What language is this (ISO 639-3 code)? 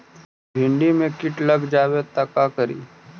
mag